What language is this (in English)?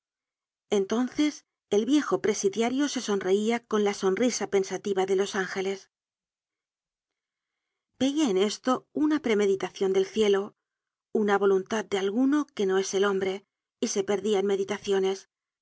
Spanish